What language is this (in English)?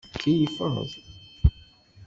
Kabyle